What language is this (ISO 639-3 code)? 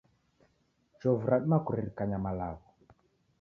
dav